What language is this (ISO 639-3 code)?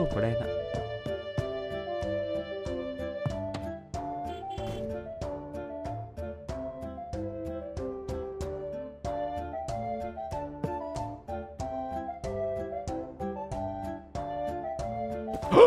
vie